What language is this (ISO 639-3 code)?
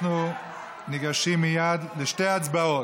heb